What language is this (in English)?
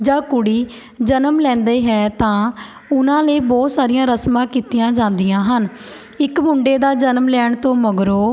Punjabi